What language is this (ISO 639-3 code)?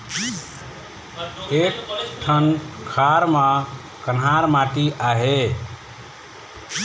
hne